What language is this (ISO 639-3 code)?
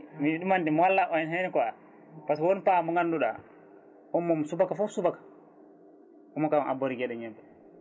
ful